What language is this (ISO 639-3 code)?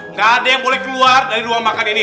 ind